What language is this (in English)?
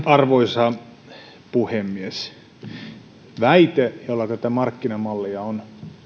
Finnish